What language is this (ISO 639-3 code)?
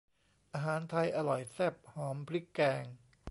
tha